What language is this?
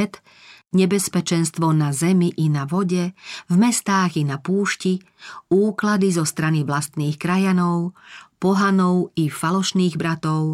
Slovak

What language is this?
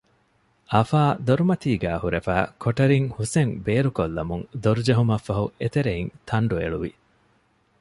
Divehi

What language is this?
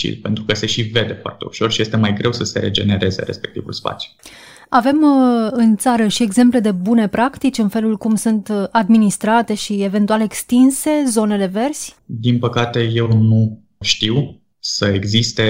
Romanian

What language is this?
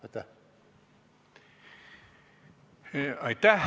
Estonian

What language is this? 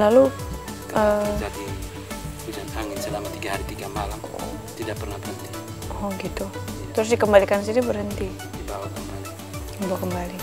Indonesian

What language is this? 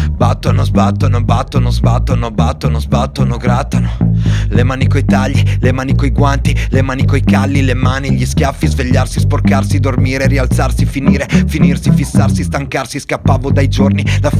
Italian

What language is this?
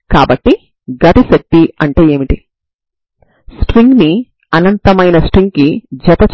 Telugu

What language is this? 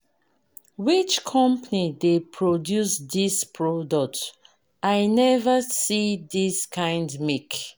Nigerian Pidgin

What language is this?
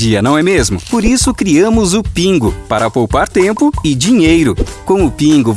Portuguese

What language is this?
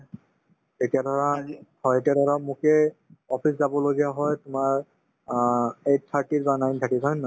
Assamese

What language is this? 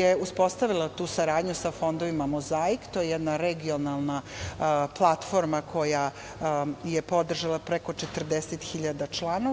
Serbian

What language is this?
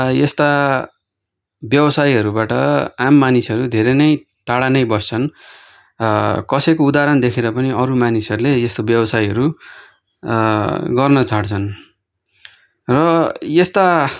Nepali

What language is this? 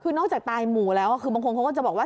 Thai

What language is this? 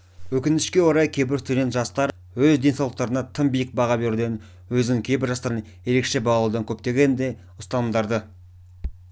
Kazakh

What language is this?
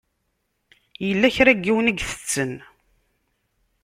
Kabyle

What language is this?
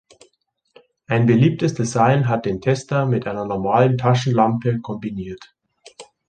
German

